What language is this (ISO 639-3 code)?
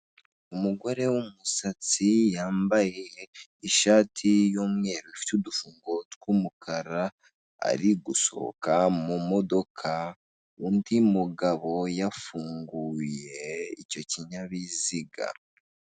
kin